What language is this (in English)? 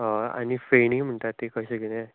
Konkani